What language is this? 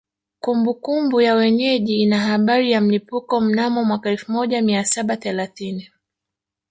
Swahili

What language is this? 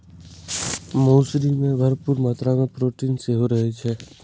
Maithili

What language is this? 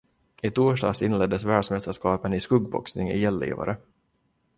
Swedish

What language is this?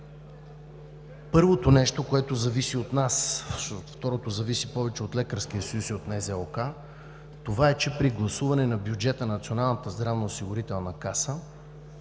Bulgarian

